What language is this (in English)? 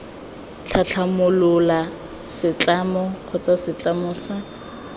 Tswana